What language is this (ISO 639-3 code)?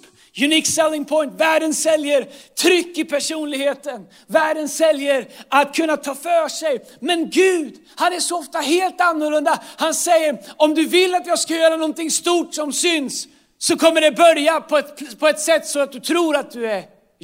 swe